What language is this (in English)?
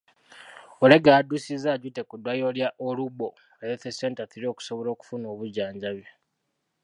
Ganda